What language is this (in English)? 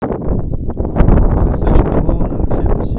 Russian